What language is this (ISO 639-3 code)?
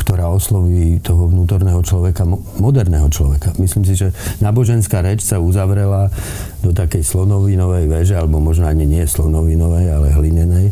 slk